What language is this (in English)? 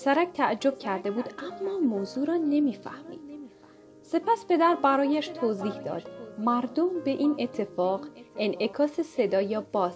Persian